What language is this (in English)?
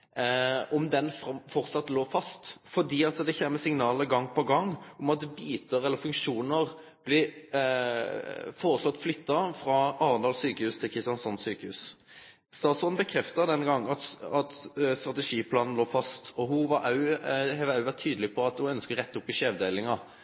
Norwegian Nynorsk